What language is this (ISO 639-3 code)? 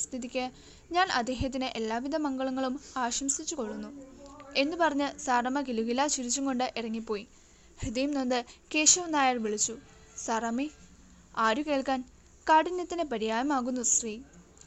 mal